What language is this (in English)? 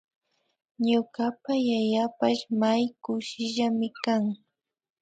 Imbabura Highland Quichua